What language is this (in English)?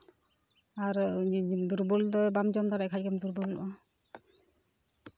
Santali